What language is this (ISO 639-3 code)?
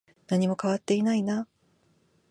jpn